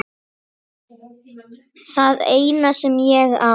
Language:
Icelandic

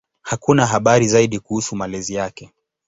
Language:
Swahili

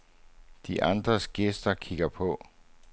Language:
Danish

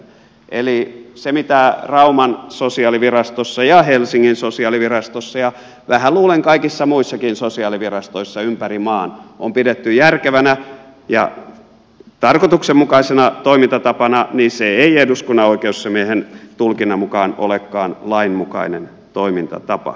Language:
Finnish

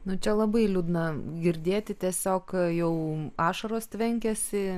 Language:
Lithuanian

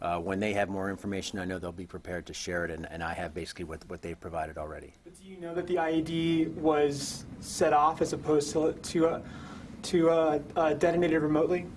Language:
English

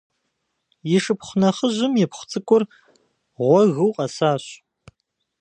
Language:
Kabardian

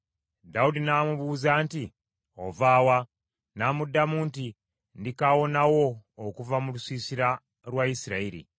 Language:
Ganda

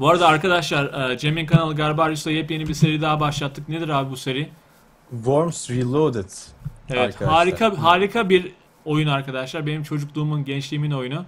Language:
Turkish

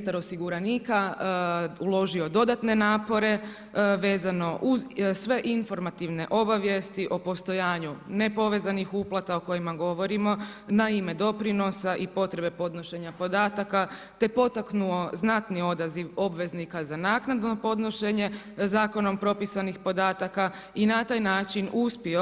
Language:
Croatian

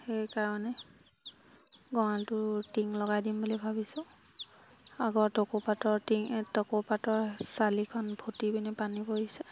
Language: Assamese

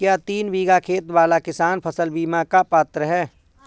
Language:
Hindi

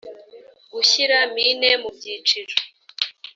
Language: Kinyarwanda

